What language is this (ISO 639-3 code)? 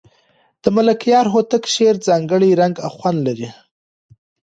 pus